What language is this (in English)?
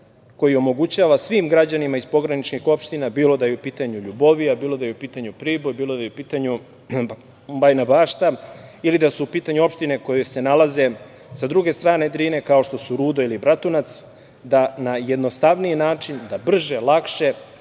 Serbian